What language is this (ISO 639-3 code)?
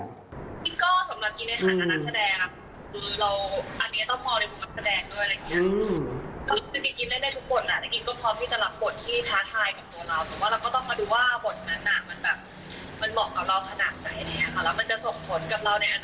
tha